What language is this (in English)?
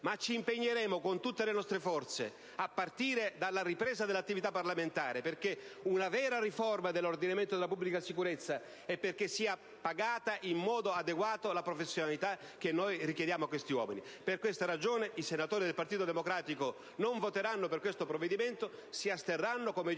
Italian